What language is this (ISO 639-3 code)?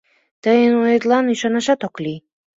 chm